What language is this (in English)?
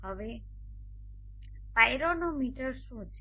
Gujarati